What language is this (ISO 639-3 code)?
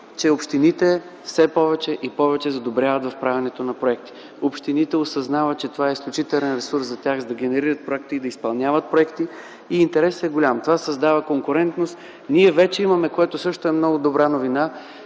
bul